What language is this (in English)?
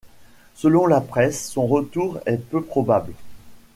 French